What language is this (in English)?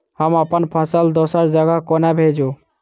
Maithili